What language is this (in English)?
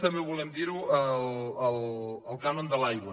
Catalan